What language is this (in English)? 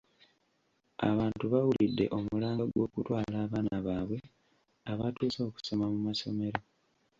Ganda